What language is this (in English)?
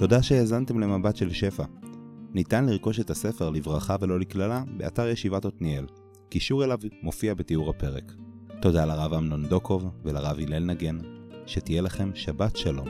Hebrew